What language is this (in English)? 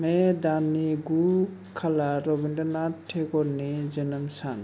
Bodo